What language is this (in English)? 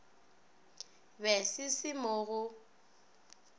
Northern Sotho